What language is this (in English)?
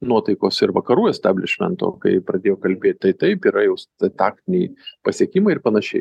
Lithuanian